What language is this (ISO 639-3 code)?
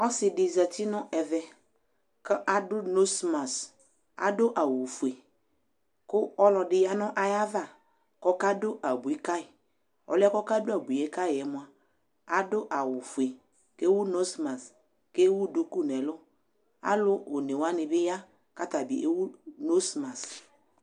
kpo